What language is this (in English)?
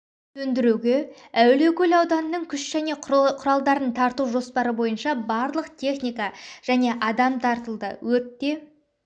Kazakh